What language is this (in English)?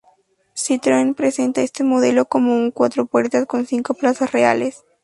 Spanish